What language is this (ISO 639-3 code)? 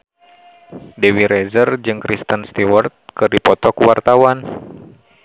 sun